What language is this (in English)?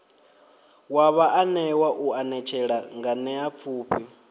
Venda